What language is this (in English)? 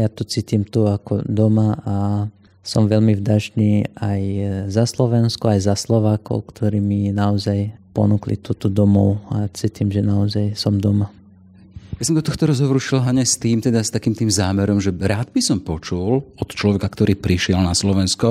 Slovak